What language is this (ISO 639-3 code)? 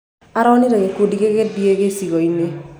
kik